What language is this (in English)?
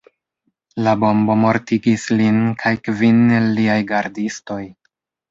Esperanto